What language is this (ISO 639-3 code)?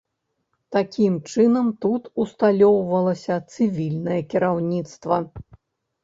bel